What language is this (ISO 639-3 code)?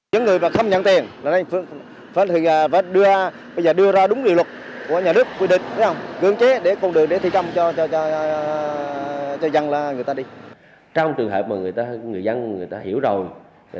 vie